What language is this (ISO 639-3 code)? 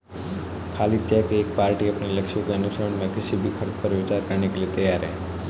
hin